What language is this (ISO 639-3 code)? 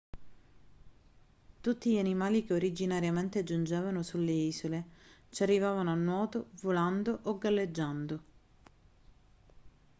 ita